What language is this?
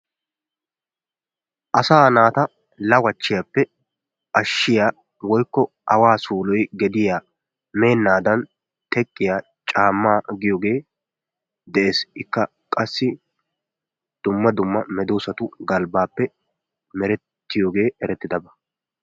Wolaytta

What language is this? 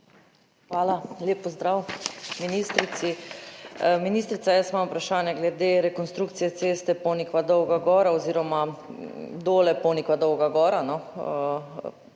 Slovenian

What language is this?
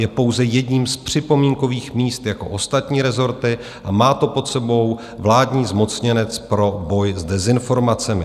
Czech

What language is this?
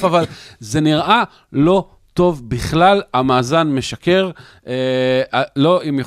Hebrew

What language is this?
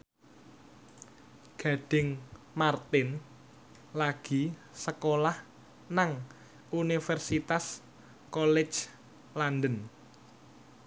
Javanese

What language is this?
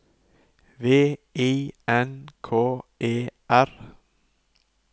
Norwegian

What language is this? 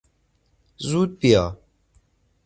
Persian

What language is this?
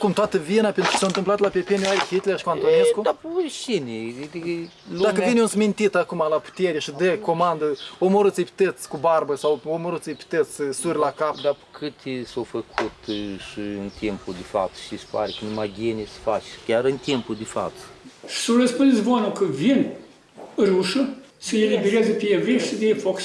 Romanian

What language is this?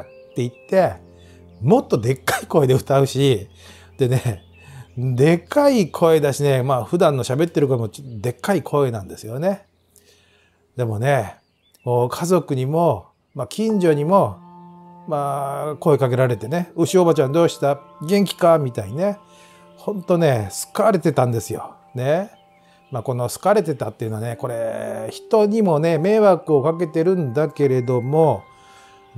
Japanese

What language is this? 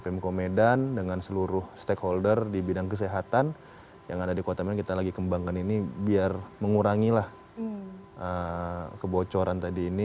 Indonesian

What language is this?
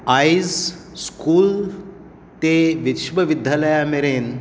Konkani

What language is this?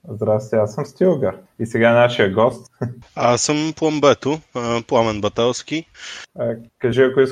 Bulgarian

